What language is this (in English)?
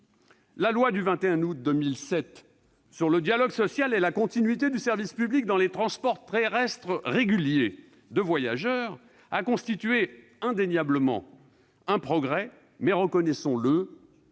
French